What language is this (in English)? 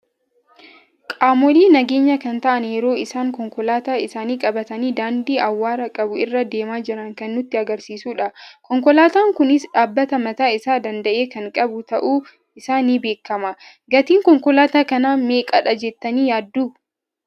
Oromo